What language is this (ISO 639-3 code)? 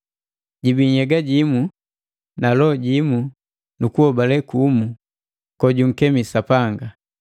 mgv